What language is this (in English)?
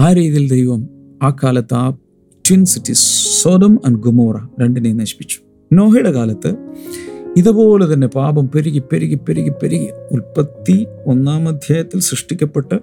Malayalam